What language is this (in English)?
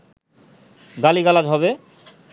Bangla